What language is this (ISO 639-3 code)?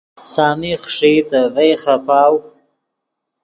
ydg